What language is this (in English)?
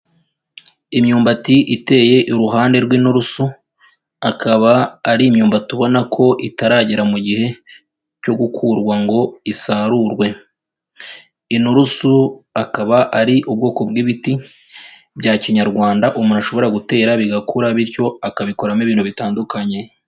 Kinyarwanda